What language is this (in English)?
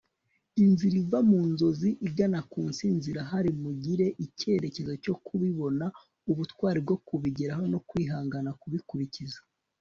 Kinyarwanda